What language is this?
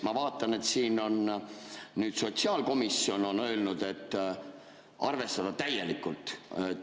Estonian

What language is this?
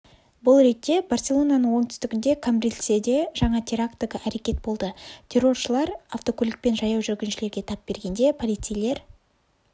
Kazakh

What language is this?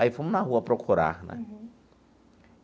Portuguese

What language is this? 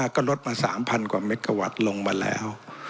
Thai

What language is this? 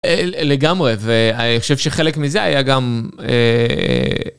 Hebrew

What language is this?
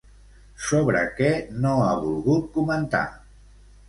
Catalan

